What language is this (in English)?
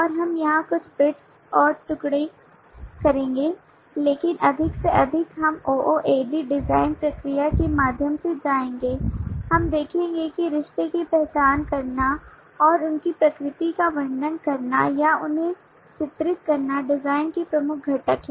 Hindi